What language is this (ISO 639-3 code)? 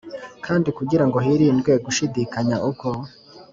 kin